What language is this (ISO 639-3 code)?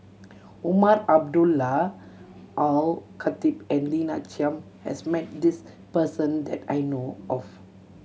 eng